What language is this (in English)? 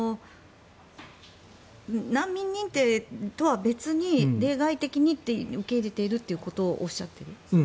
Japanese